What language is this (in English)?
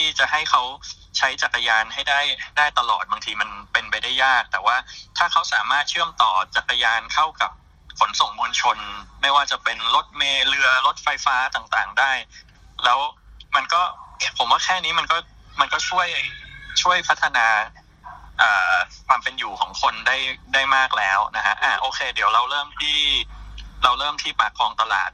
Thai